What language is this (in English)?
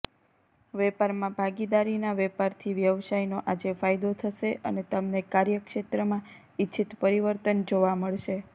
Gujarati